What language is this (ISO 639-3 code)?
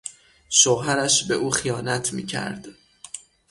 fas